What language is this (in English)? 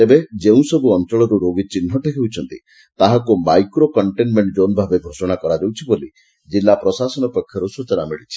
Odia